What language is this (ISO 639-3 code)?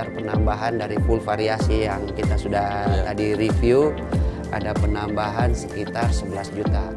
ind